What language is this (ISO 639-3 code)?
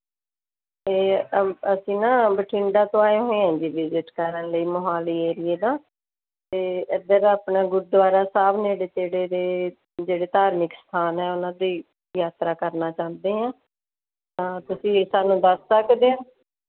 pan